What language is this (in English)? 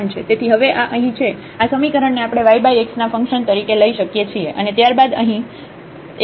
Gujarati